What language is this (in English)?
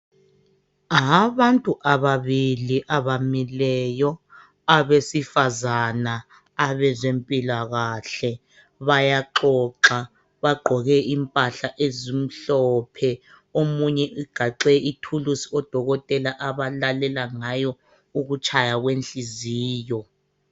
North Ndebele